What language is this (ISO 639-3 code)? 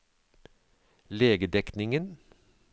nor